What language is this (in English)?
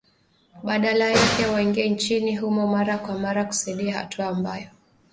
Swahili